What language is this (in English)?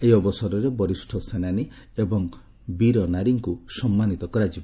Odia